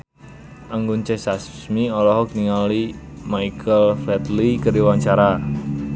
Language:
Sundanese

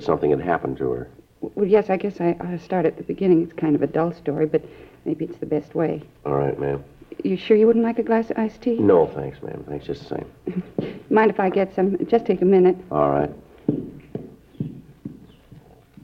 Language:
English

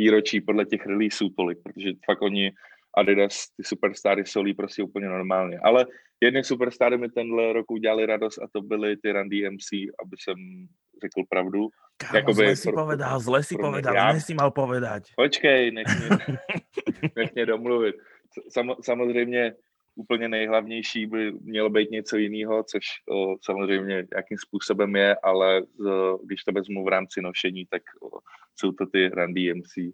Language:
Czech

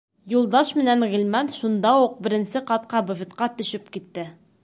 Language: Bashkir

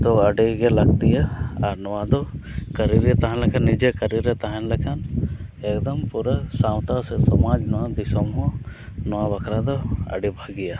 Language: Santali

